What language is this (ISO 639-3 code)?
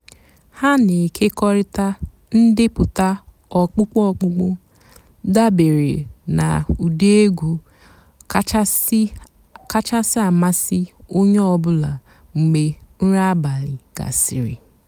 ibo